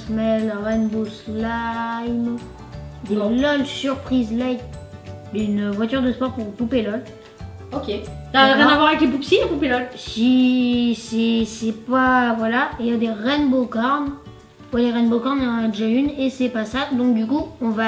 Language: French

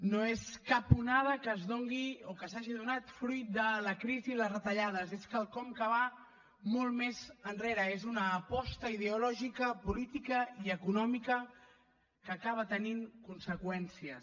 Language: Catalan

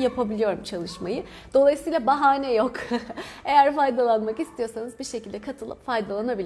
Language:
Turkish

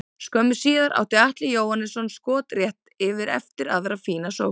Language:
Icelandic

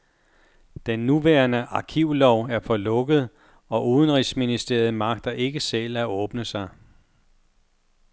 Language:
Danish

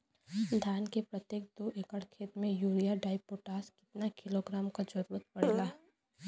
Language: Bhojpuri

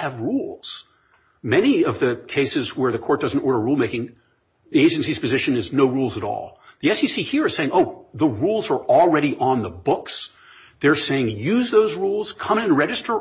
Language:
English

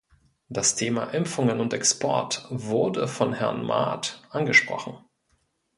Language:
German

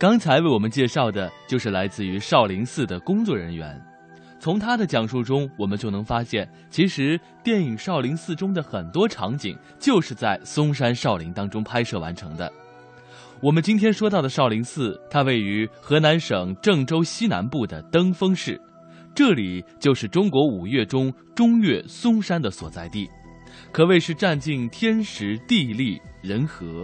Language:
Chinese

